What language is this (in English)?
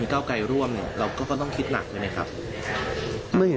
Thai